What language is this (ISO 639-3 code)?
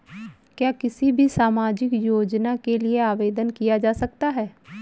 hin